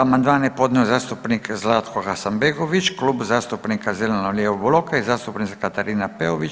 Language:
Croatian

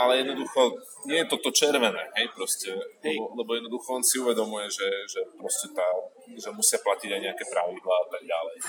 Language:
Slovak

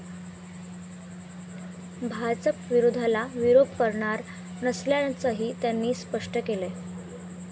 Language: Marathi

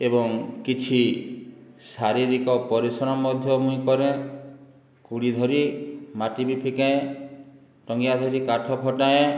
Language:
Odia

